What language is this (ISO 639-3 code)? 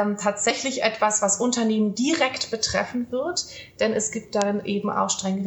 deu